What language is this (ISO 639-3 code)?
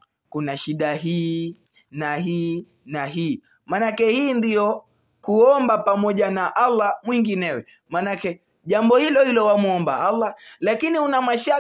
swa